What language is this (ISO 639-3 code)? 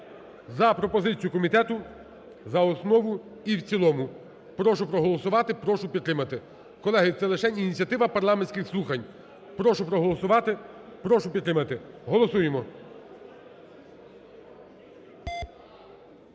ukr